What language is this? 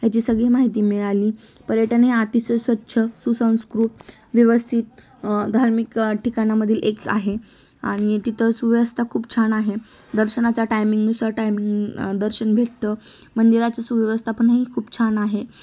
Marathi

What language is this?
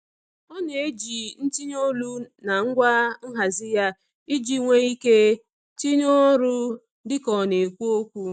Igbo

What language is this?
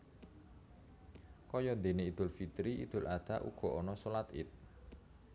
Javanese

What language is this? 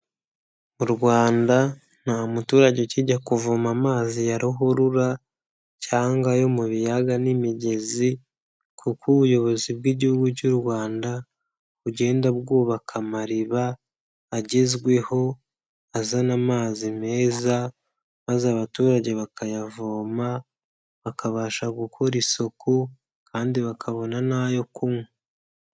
Kinyarwanda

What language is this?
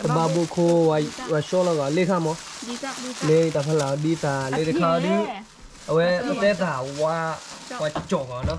Thai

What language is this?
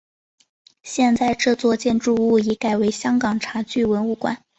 Chinese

